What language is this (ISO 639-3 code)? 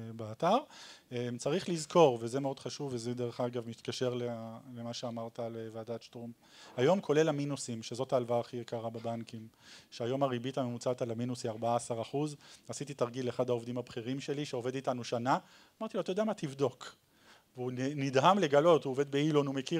heb